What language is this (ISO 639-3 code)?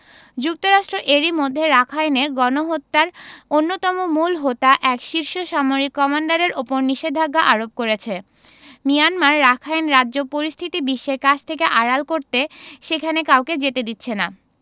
ben